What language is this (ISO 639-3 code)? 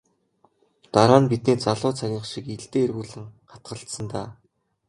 mon